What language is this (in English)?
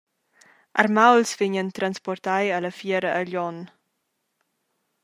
Romansh